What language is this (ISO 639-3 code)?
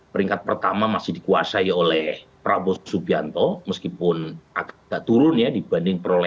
ind